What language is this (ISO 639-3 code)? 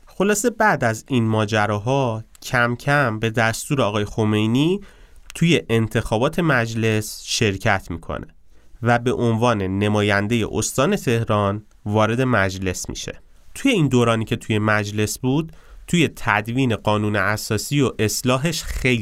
fas